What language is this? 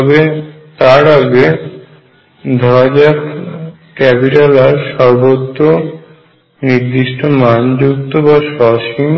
Bangla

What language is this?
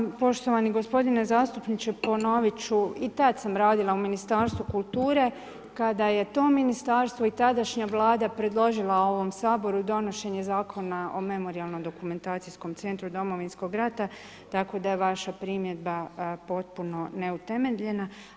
Croatian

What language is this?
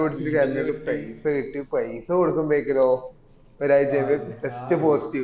Malayalam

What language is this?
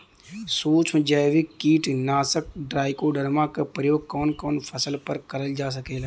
Bhojpuri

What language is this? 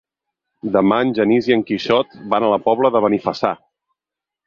Catalan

